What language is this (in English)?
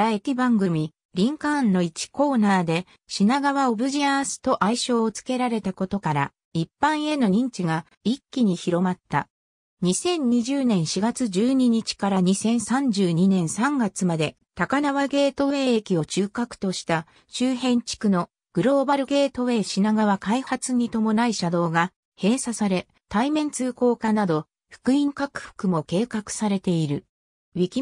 Japanese